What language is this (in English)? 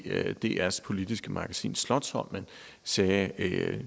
Danish